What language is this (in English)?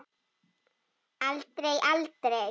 Icelandic